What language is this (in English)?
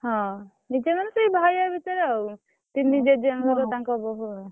Odia